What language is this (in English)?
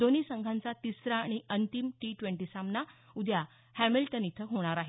Marathi